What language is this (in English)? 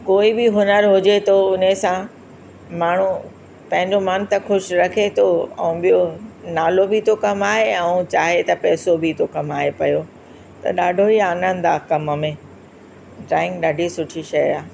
Sindhi